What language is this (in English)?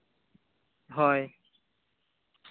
Santali